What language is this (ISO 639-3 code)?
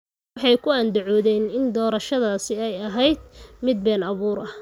som